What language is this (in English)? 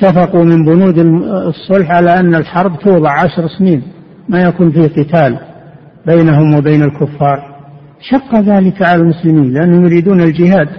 Arabic